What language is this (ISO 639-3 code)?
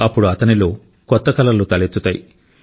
tel